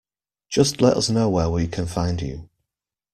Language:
English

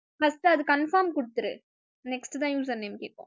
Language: Tamil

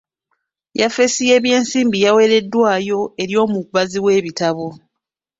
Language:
Ganda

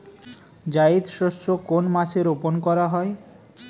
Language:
Bangla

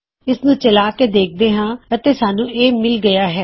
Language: Punjabi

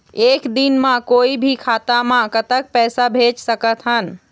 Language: Chhattisgarhi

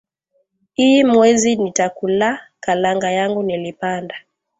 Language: Swahili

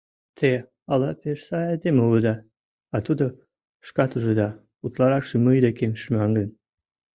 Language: Mari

